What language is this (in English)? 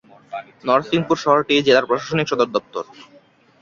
Bangla